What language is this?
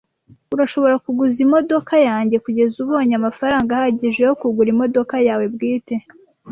Kinyarwanda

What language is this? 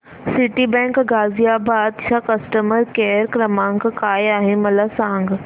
Marathi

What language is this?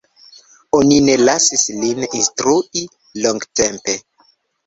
Esperanto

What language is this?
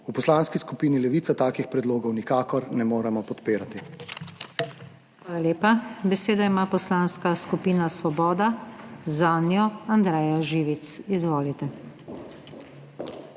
Slovenian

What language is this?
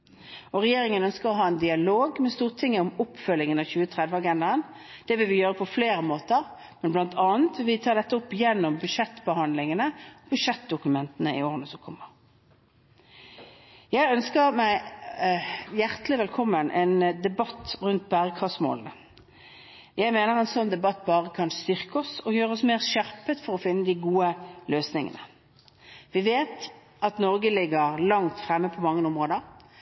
Norwegian Bokmål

